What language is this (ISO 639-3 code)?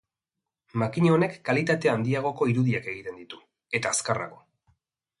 eus